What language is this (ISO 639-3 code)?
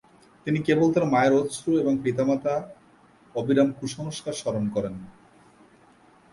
ben